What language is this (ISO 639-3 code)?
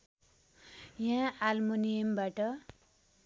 nep